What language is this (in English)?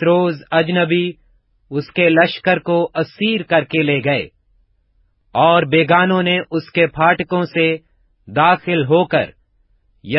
Urdu